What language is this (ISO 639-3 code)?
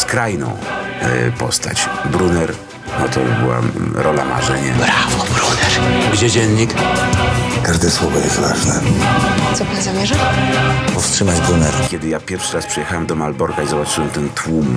pol